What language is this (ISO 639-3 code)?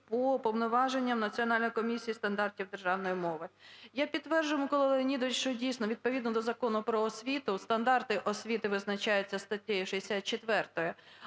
ukr